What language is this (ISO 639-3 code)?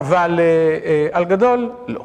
heb